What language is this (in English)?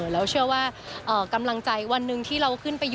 Thai